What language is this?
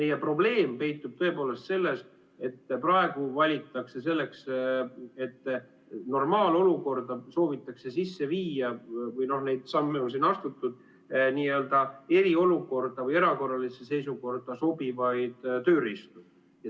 Estonian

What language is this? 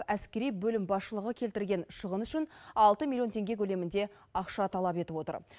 Kazakh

